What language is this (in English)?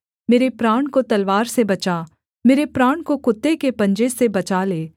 Hindi